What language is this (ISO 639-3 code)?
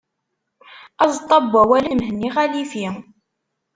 kab